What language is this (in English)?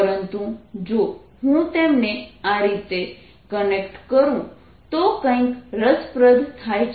Gujarati